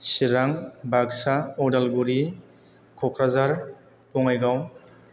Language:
Bodo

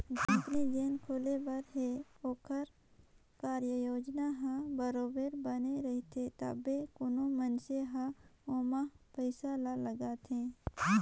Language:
Chhattisgarhi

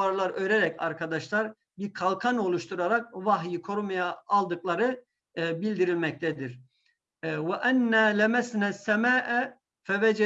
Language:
Turkish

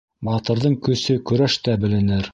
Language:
Bashkir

